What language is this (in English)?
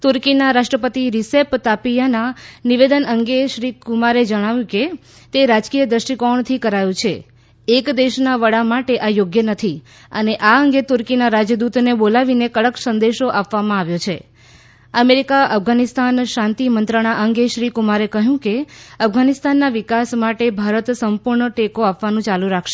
Gujarati